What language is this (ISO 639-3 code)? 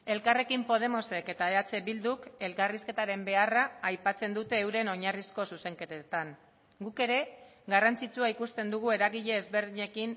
eus